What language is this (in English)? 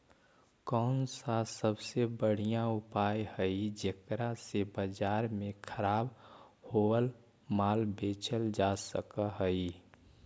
Magahi